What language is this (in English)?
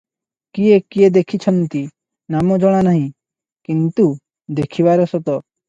Odia